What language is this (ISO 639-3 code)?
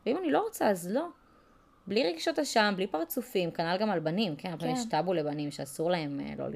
heb